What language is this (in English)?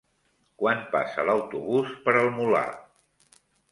Catalan